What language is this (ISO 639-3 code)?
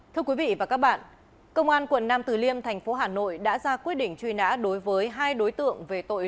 vie